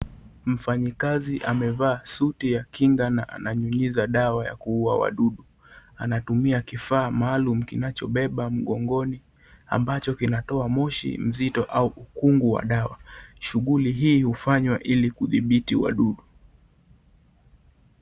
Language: Swahili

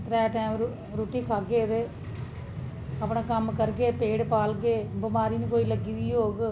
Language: Dogri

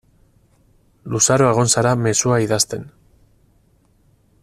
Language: Basque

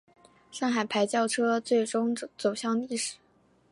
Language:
Chinese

